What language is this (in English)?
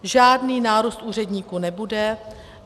Czech